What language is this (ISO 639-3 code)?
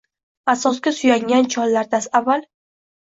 uzb